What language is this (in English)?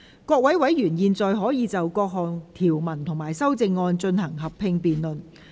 Cantonese